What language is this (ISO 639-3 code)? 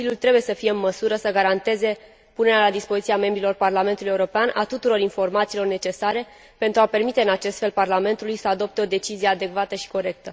ron